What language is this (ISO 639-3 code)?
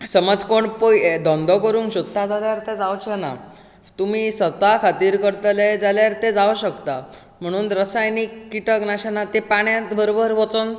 kok